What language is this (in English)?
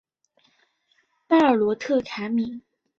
Chinese